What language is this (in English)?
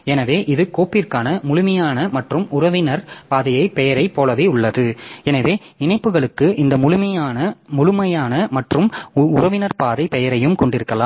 Tamil